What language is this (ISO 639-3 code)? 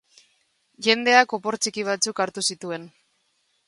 eus